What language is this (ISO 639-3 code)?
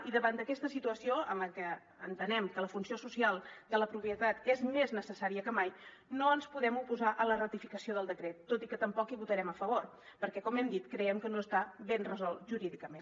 cat